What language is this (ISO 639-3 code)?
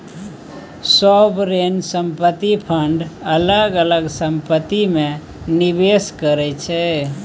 mai